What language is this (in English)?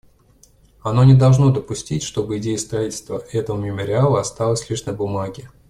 Russian